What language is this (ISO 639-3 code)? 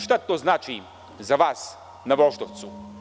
srp